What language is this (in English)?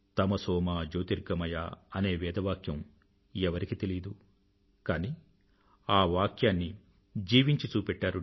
Telugu